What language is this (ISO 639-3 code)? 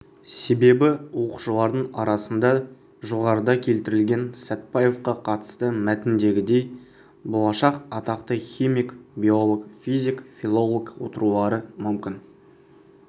kaz